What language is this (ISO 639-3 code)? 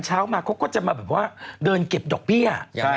tha